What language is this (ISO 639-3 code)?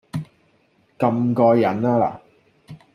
yue